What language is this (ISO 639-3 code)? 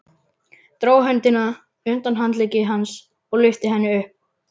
isl